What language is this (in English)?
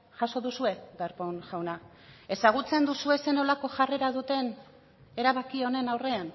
Basque